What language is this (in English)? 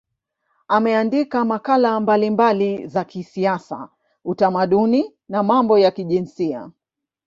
Swahili